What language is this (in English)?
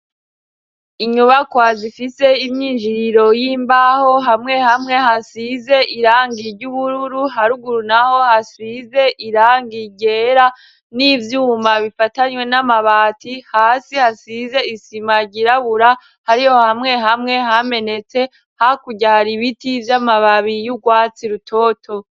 Rundi